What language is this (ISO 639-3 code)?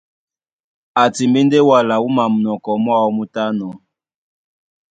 dua